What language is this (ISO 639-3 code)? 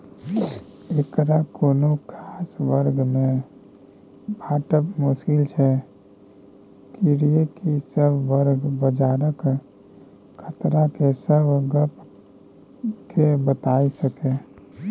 mai